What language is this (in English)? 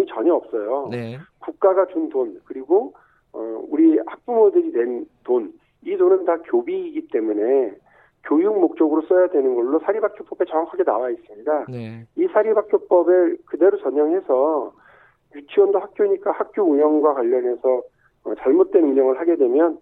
Korean